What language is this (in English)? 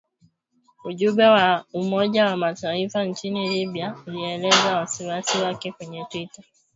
Swahili